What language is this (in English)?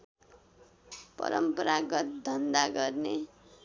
Nepali